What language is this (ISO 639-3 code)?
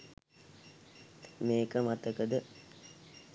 sin